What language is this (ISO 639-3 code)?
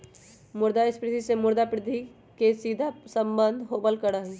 mag